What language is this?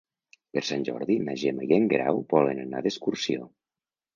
Catalan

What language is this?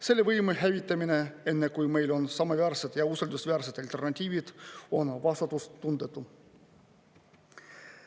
Estonian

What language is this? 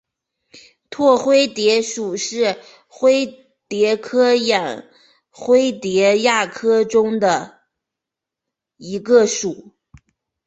Chinese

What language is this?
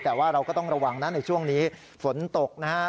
Thai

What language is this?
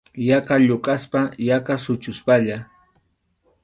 Arequipa-La Unión Quechua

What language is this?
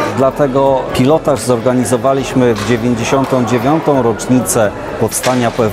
Polish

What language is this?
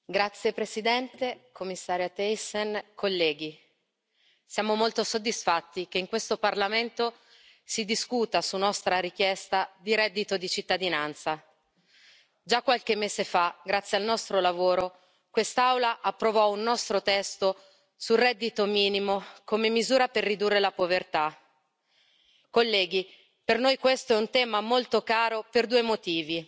Italian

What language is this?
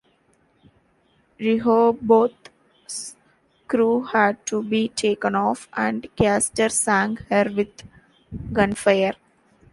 English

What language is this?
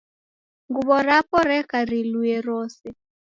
Taita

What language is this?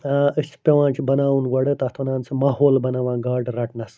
Kashmiri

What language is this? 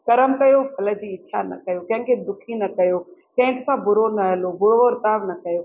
Sindhi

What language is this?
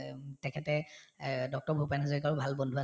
Assamese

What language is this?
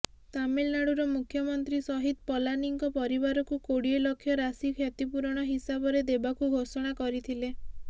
Odia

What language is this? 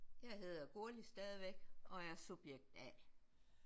Danish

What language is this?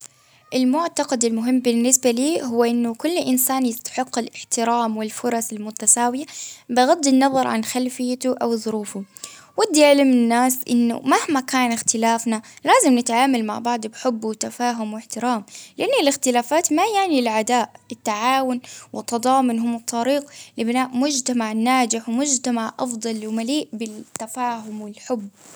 Baharna Arabic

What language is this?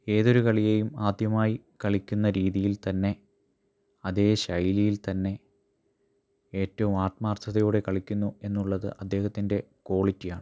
Malayalam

